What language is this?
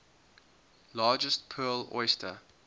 English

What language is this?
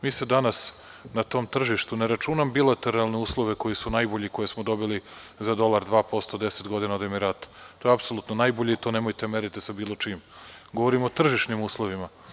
Serbian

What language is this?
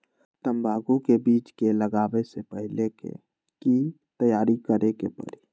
Magahi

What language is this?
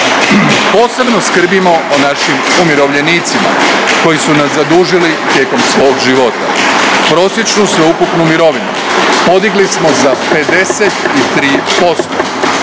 Croatian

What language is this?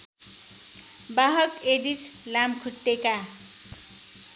Nepali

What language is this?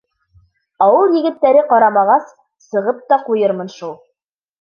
Bashkir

